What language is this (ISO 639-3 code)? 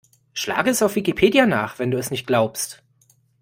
deu